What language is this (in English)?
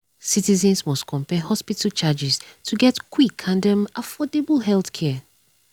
Nigerian Pidgin